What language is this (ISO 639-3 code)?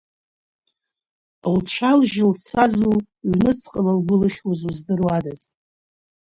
abk